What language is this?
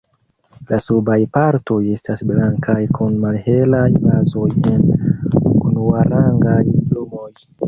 Esperanto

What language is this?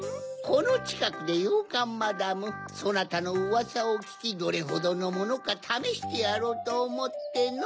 Japanese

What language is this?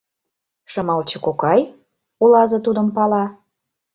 Mari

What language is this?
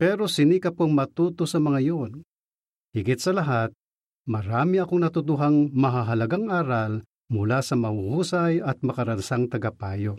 Filipino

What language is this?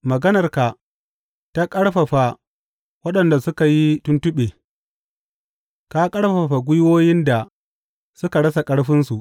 Hausa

